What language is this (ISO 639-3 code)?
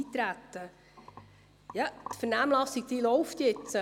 gsw